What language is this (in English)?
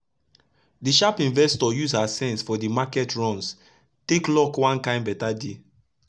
Nigerian Pidgin